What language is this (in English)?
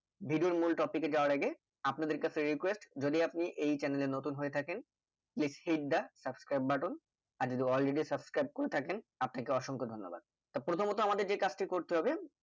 Bangla